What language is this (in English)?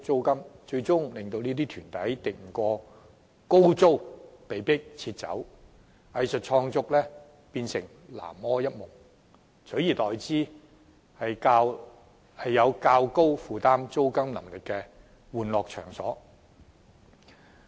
Cantonese